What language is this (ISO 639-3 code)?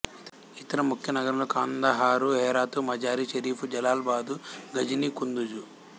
tel